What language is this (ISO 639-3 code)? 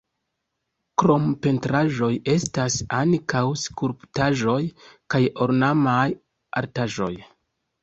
epo